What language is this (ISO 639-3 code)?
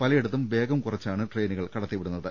mal